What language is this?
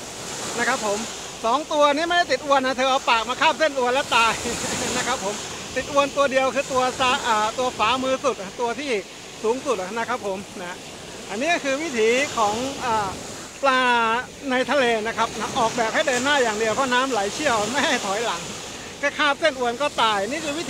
Thai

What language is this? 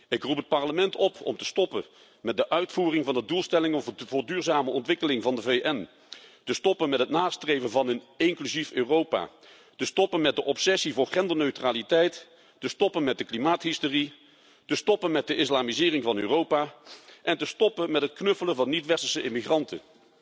Dutch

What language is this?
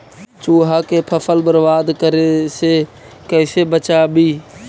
Magahi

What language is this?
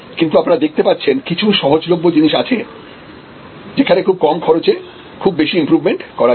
Bangla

